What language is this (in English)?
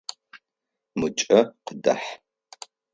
Adyghe